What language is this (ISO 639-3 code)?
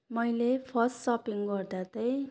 nep